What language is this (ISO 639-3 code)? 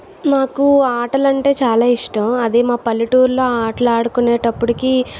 tel